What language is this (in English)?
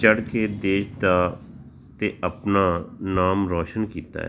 Punjabi